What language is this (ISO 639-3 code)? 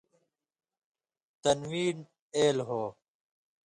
mvy